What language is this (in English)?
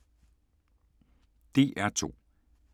Danish